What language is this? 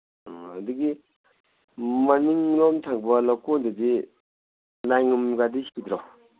Manipuri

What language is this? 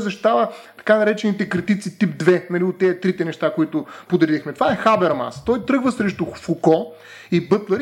Bulgarian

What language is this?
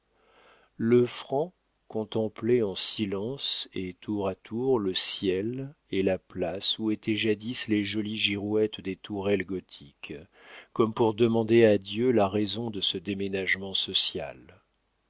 French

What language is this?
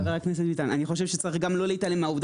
Hebrew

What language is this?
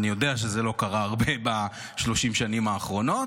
Hebrew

